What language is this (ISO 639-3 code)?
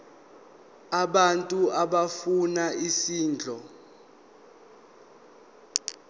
zul